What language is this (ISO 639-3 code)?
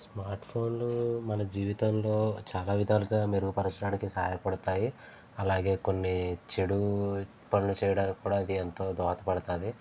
tel